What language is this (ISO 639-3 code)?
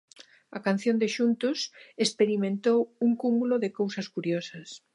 glg